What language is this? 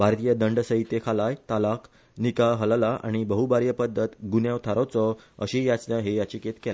Konkani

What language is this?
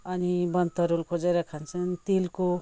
Nepali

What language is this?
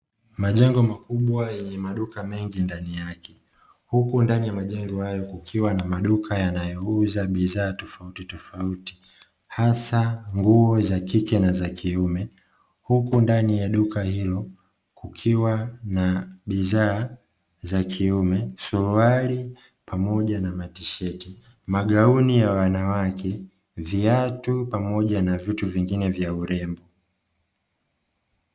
Swahili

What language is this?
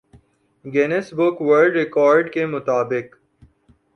Urdu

